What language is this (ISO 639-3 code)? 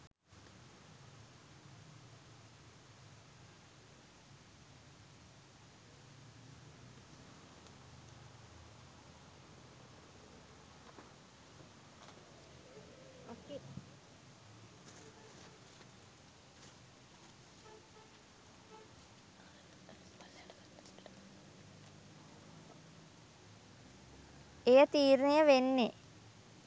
sin